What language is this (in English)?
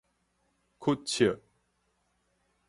Min Nan Chinese